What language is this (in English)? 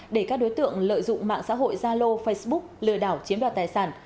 Vietnamese